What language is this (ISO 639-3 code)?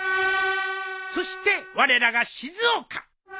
jpn